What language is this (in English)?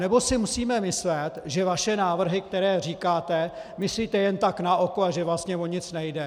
Czech